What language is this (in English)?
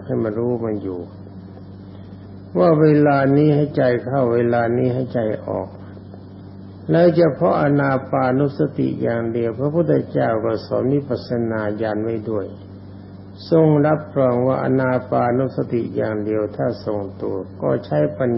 Thai